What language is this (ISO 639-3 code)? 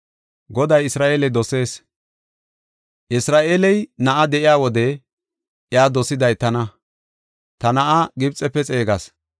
gof